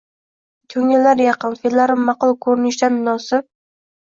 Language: Uzbek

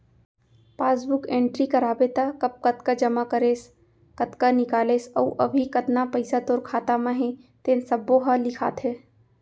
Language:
Chhattisgarhi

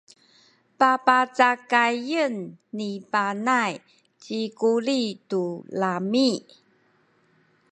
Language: Sakizaya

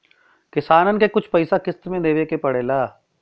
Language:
Bhojpuri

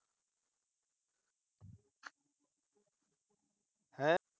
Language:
Punjabi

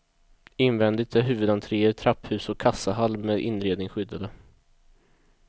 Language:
Swedish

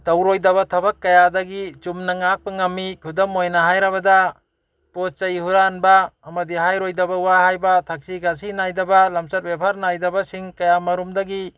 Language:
Manipuri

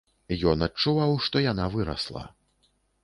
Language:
Belarusian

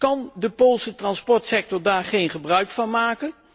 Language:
Dutch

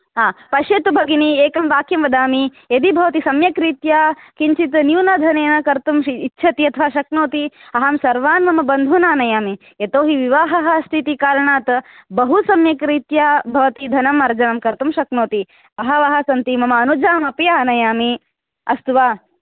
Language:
Sanskrit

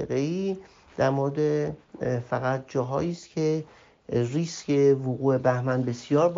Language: Persian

